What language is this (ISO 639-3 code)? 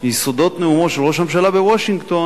heb